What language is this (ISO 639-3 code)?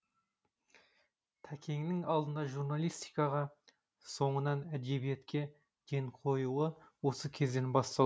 kaz